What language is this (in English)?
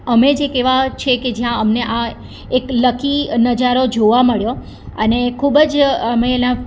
Gujarati